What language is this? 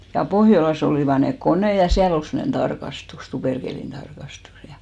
Finnish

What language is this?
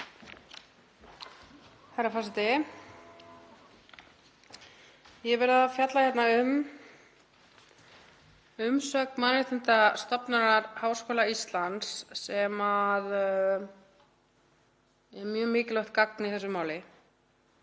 Icelandic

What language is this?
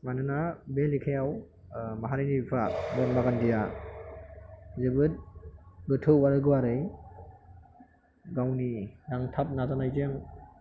Bodo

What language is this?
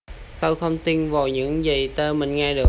Vietnamese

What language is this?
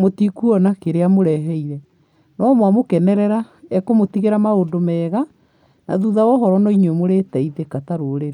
Kikuyu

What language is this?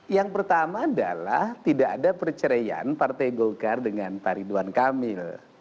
Indonesian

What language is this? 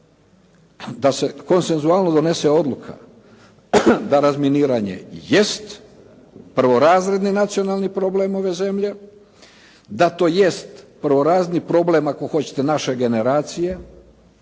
Croatian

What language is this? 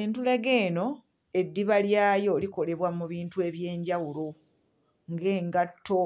Ganda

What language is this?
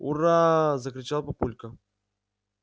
Russian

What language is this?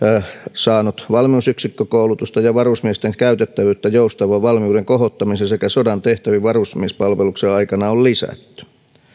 Finnish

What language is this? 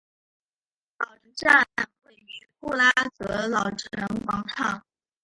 Chinese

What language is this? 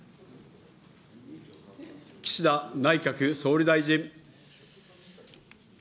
Japanese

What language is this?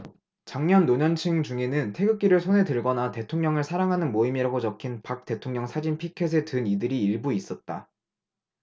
Korean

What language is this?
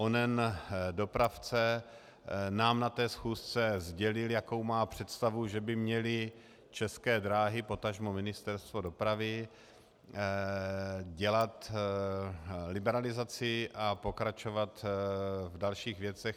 Czech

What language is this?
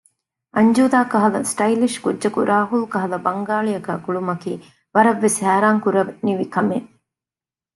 Divehi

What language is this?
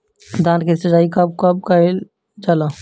Bhojpuri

